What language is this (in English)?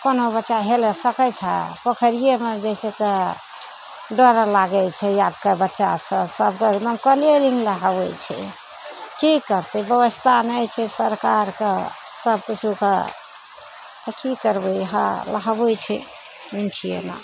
Maithili